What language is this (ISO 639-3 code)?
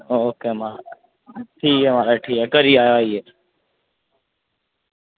doi